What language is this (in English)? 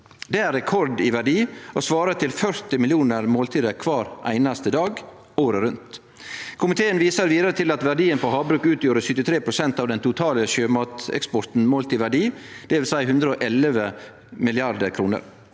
Norwegian